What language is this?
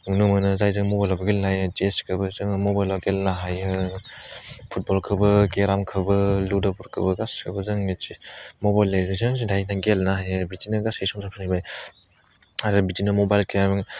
Bodo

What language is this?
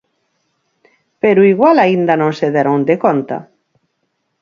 Galician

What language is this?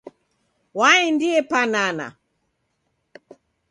Taita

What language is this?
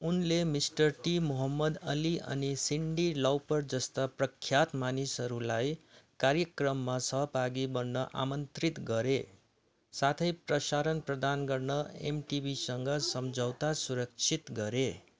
Nepali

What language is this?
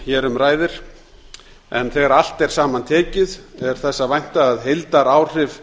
Icelandic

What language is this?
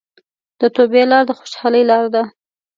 Pashto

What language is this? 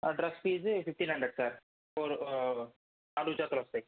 Telugu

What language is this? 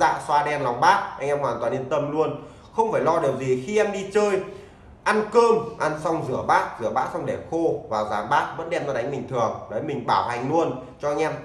Vietnamese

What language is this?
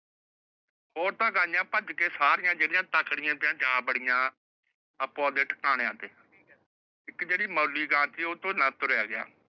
Punjabi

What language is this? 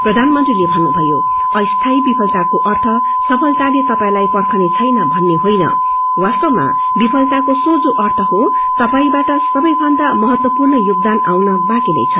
Nepali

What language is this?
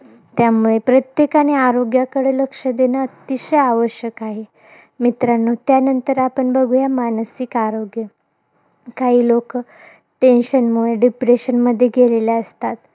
Marathi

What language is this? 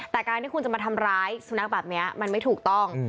Thai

